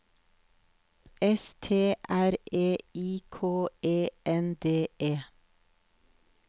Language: Norwegian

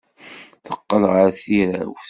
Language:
Kabyle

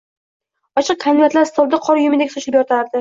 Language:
Uzbek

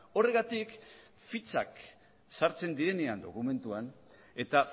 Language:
Basque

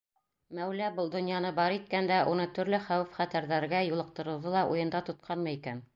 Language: Bashkir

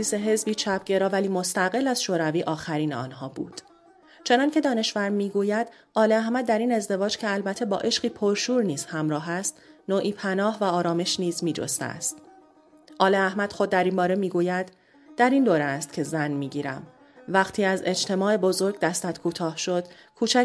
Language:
Persian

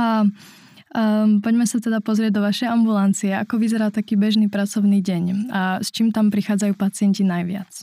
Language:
Czech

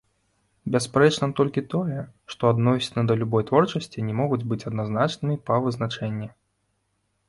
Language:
Belarusian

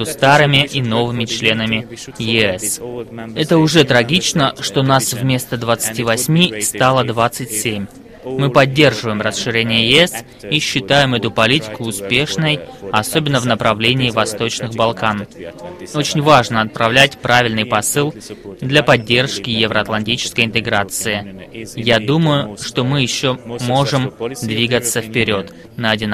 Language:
Russian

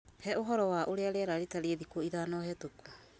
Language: Kikuyu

